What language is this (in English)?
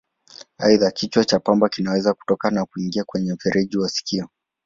Swahili